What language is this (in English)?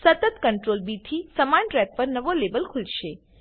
Gujarati